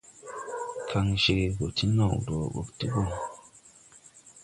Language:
Tupuri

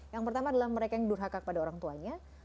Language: Indonesian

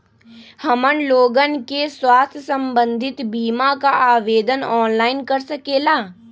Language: Magahi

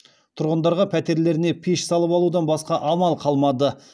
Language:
Kazakh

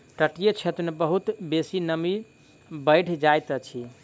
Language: Maithili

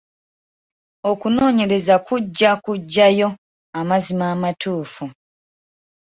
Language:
Ganda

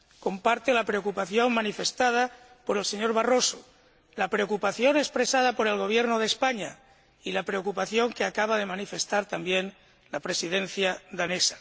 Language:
Spanish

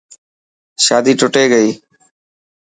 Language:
Dhatki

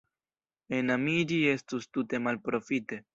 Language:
Esperanto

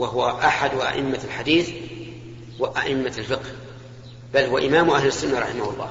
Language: Arabic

